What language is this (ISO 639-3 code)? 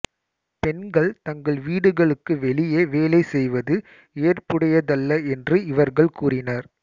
tam